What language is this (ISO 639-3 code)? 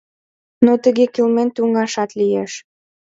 chm